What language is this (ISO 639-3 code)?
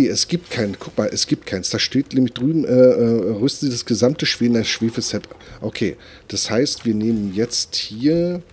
deu